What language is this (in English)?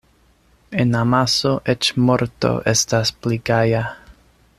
Esperanto